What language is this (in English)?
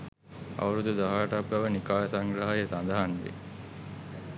Sinhala